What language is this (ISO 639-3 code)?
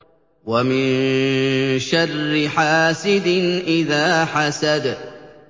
ara